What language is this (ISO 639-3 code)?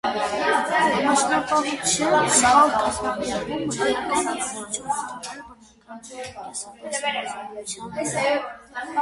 hye